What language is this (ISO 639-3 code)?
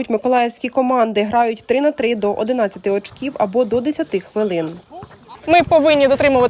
ukr